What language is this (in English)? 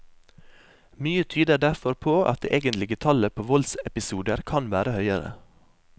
Norwegian